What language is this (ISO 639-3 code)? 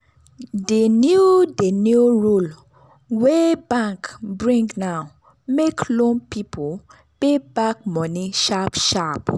pcm